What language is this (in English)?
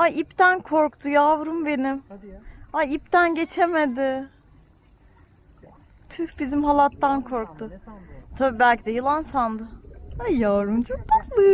Turkish